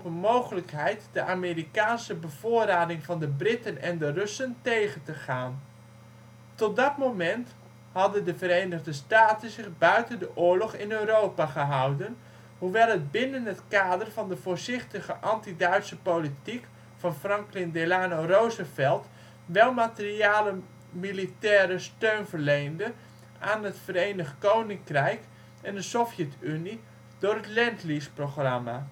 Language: Dutch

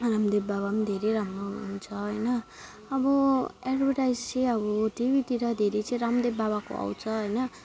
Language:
Nepali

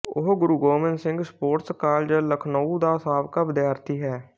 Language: Punjabi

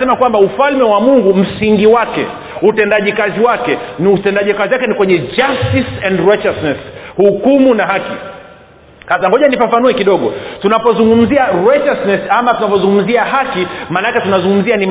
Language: Swahili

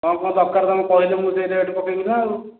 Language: Odia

